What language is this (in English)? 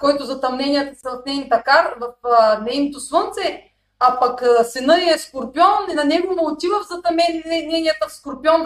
Bulgarian